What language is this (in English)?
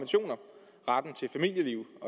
Danish